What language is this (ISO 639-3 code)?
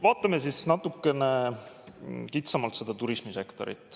est